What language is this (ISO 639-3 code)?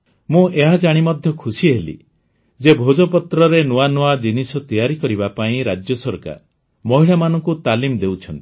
ori